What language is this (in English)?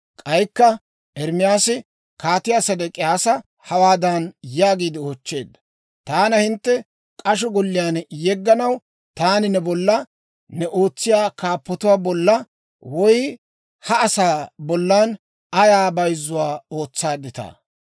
Dawro